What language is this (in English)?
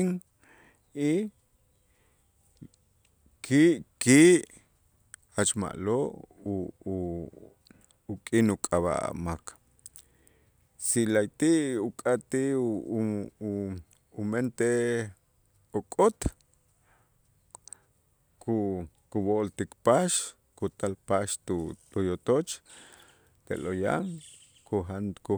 Itzá